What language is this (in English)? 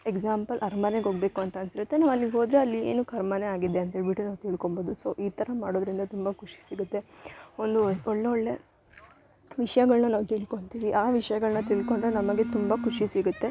Kannada